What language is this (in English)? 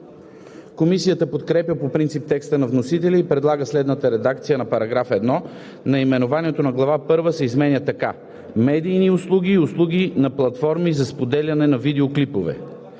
Bulgarian